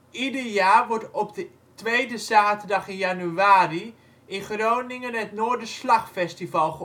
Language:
Dutch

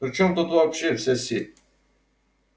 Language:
Russian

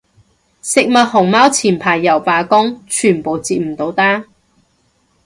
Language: Cantonese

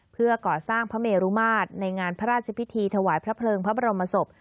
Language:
Thai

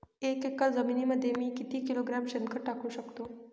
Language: Marathi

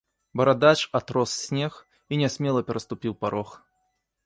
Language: Belarusian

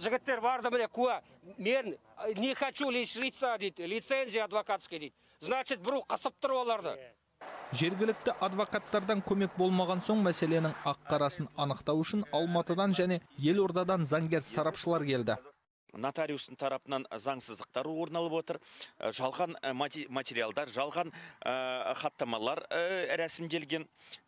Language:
Turkish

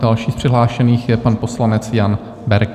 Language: Czech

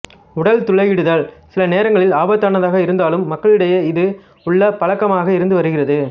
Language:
Tamil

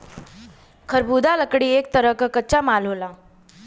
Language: Bhojpuri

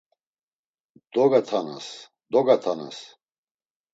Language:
Laz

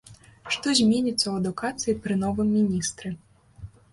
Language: Belarusian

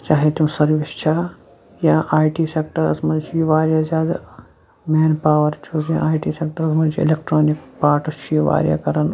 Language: Kashmiri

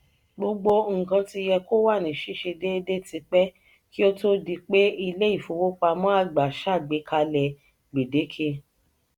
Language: Yoruba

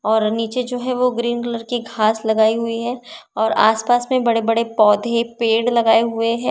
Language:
Hindi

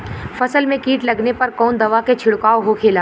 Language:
Bhojpuri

